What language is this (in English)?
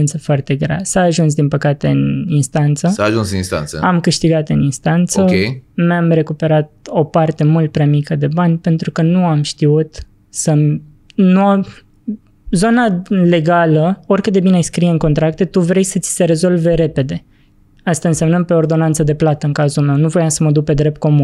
Romanian